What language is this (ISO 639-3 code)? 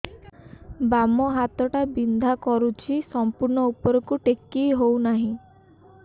ori